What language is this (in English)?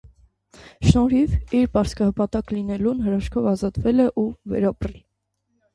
Armenian